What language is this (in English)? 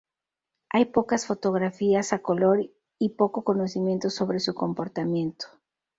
Spanish